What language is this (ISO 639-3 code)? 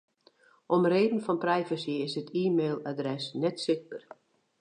fry